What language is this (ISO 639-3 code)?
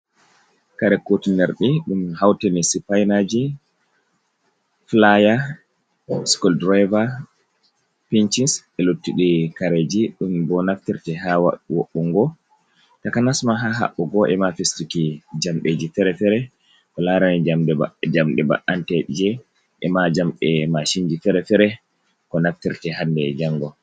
ful